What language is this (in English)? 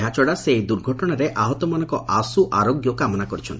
Odia